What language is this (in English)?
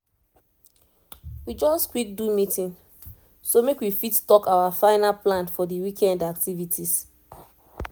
Nigerian Pidgin